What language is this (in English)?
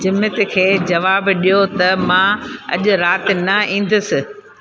Sindhi